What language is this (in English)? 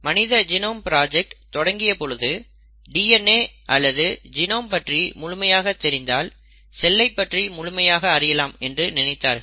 Tamil